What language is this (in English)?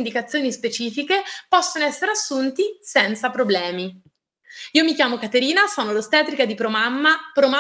Italian